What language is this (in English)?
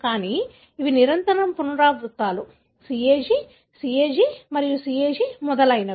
Telugu